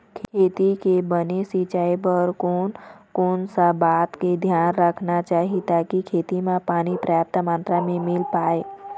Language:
Chhattisgarhi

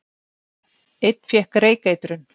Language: Icelandic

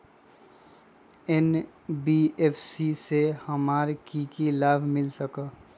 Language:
Magahi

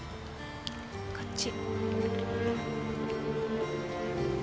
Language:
Japanese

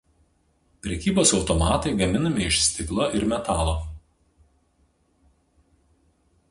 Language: Lithuanian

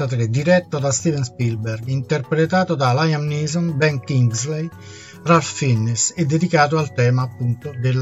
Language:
Italian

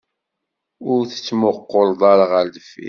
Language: Kabyle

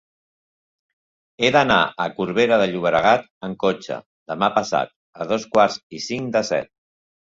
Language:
Catalan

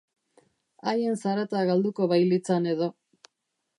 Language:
Basque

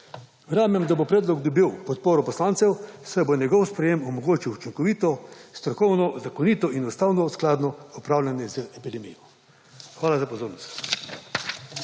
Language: Slovenian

